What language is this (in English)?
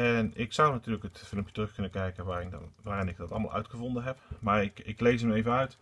Dutch